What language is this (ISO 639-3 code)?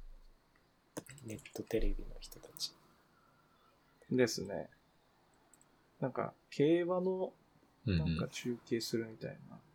jpn